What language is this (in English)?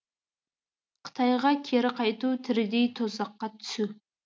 Kazakh